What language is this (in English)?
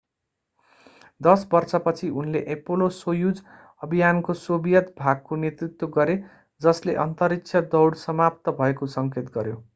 Nepali